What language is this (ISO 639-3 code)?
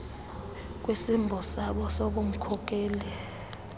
xho